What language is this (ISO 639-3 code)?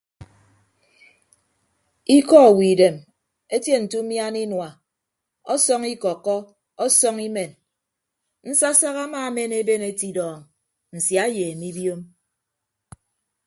ibb